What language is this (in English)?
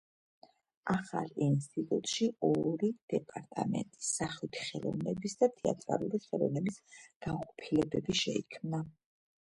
Georgian